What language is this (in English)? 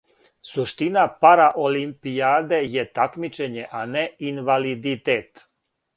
Serbian